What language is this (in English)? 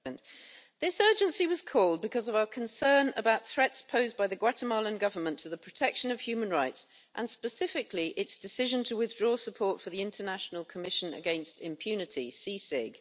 English